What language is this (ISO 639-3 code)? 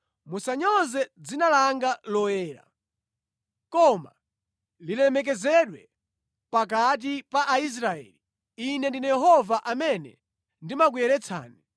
nya